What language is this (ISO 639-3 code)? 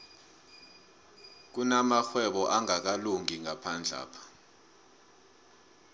nbl